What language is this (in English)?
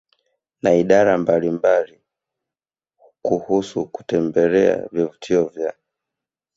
Swahili